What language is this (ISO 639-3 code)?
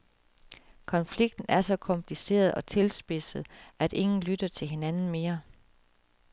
dan